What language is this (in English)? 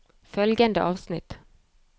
Norwegian